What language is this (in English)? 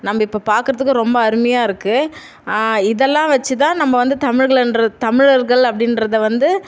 Tamil